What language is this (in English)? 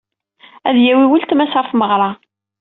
Kabyle